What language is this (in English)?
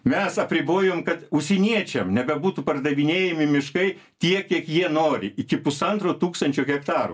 Lithuanian